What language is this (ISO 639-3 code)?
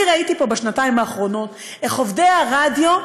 heb